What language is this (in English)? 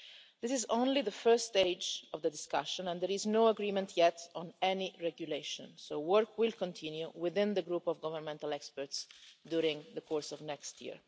English